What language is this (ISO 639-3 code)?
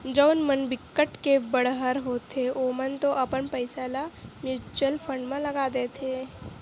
hne